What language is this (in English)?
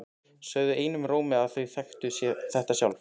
Icelandic